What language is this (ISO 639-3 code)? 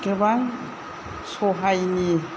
brx